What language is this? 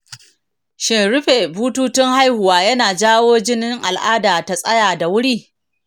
Hausa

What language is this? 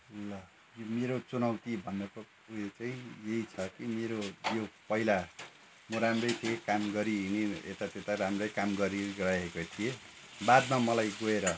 Nepali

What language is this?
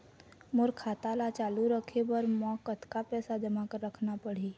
Chhattisgarhi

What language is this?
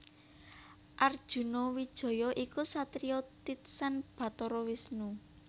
Javanese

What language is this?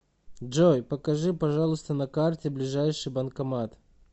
Russian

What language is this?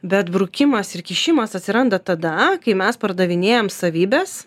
Lithuanian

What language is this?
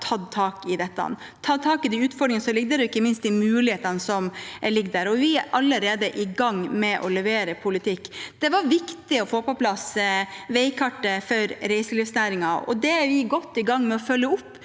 Norwegian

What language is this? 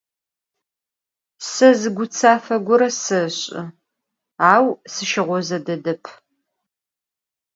Adyghe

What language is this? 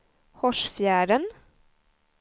Swedish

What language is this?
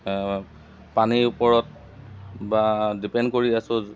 Assamese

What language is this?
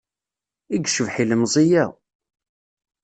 Kabyle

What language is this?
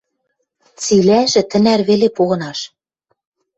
Western Mari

